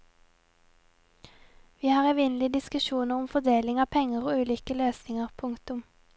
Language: Norwegian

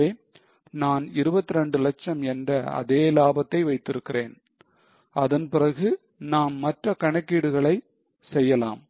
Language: Tamil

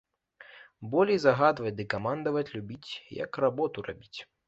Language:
Belarusian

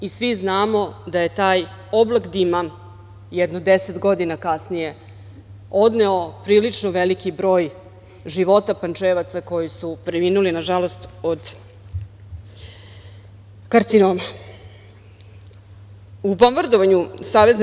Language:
Serbian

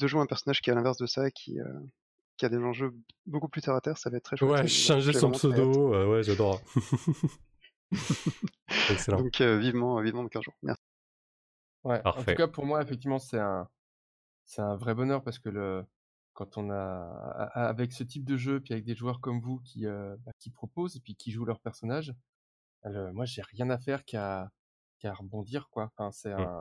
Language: French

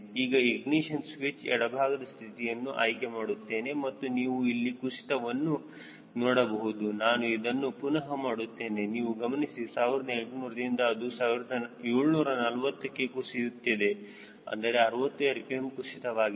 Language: Kannada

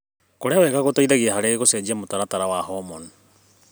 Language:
Kikuyu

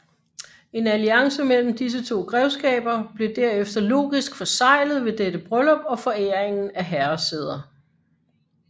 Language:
Danish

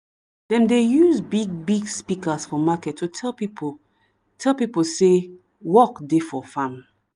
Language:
Nigerian Pidgin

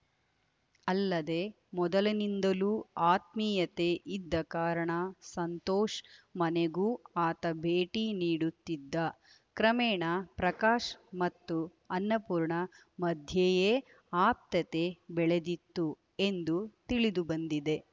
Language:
Kannada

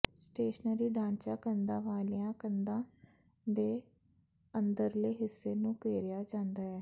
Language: Punjabi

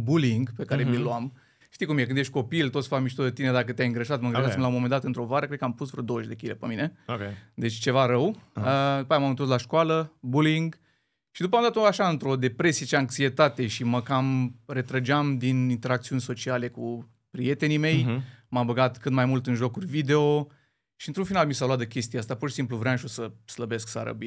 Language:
Romanian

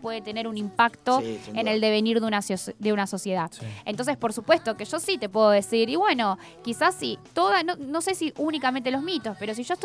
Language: Spanish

